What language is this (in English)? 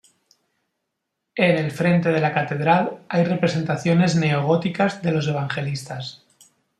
Spanish